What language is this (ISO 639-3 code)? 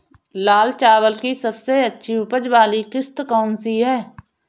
hin